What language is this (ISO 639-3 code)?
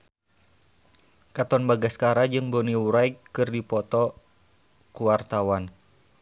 sun